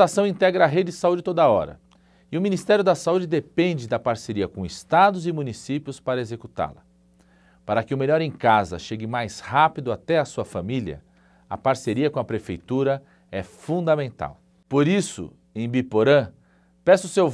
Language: Portuguese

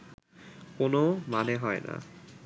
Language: Bangla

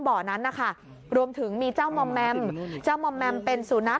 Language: Thai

